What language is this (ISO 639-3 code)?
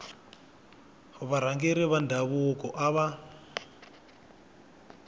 tso